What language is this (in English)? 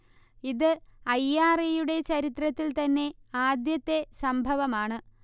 Malayalam